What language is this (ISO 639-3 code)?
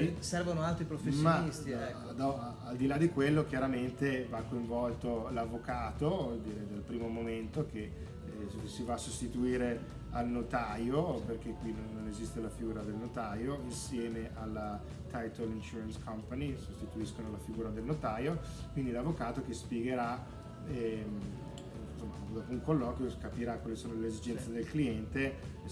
ita